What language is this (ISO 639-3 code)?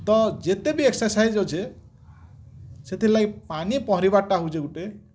ori